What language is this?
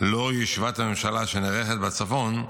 Hebrew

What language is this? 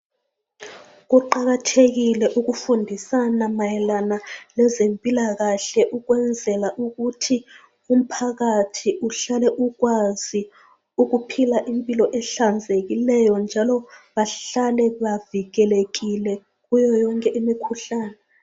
North Ndebele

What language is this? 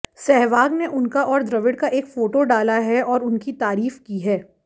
Hindi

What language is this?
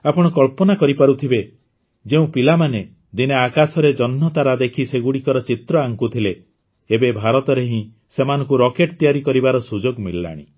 Odia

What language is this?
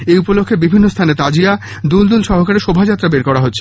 Bangla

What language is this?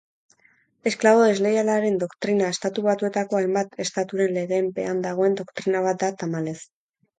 Basque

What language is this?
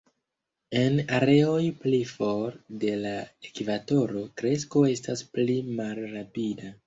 Esperanto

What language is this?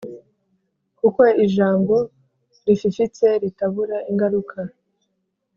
Kinyarwanda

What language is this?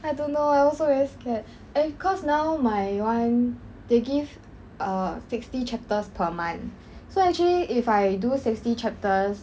English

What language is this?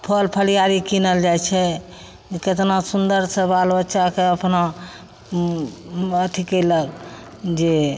Maithili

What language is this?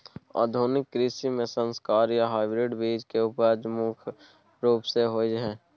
Maithili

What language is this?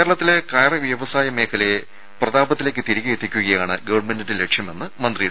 Malayalam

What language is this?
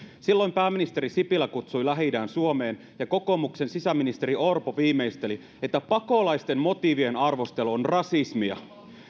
Finnish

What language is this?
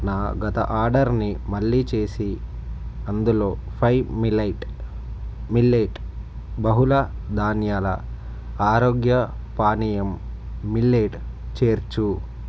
Telugu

